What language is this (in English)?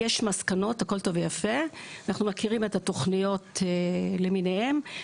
Hebrew